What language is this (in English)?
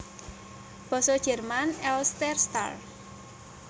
Javanese